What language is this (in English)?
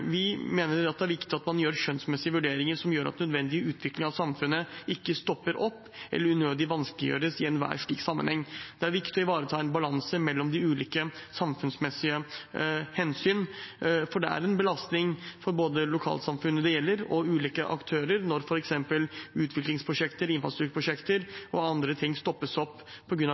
Norwegian Bokmål